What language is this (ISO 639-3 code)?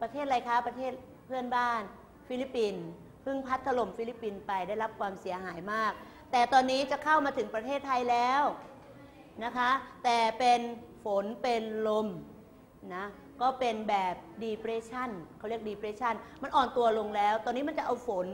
tha